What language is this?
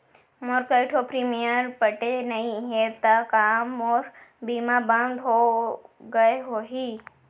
Chhattisgarhi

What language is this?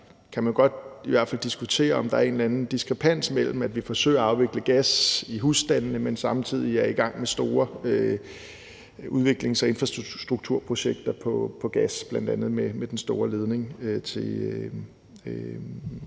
Danish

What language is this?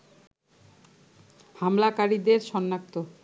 Bangla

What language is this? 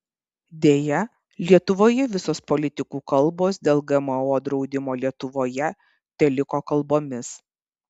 Lithuanian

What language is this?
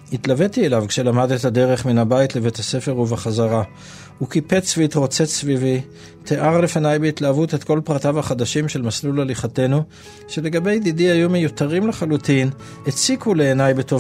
Hebrew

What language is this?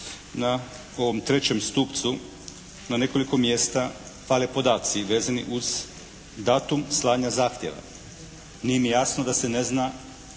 Croatian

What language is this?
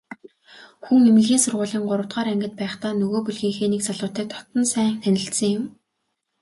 Mongolian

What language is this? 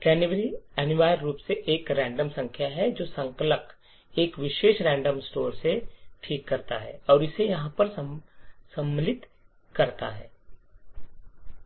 Hindi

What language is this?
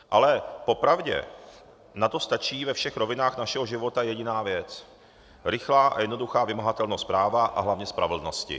Czech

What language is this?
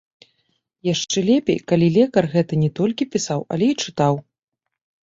Belarusian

